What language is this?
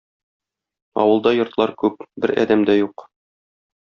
Tatar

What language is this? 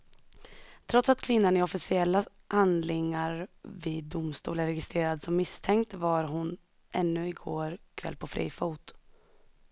Swedish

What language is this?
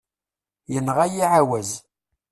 Kabyle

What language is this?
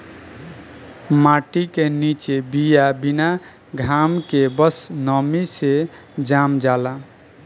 Bhojpuri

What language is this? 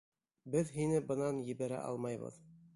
Bashkir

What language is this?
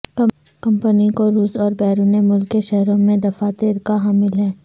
Urdu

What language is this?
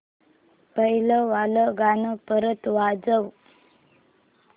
Marathi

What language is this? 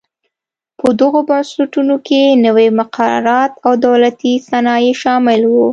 Pashto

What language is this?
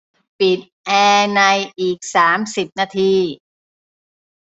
Thai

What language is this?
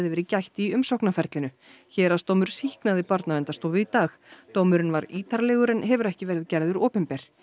Icelandic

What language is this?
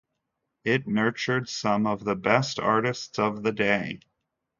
English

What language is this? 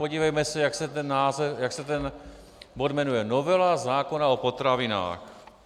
Czech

